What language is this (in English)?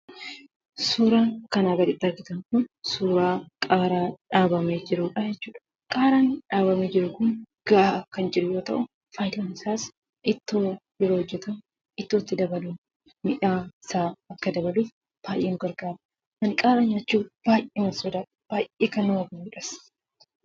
Oromo